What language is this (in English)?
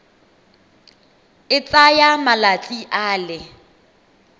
Tswana